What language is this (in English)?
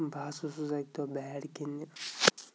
Kashmiri